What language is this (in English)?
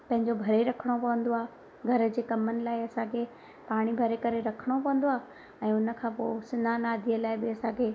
Sindhi